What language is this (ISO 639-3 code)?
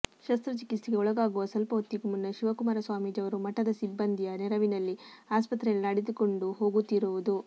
kan